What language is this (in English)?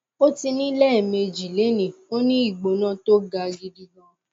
Yoruba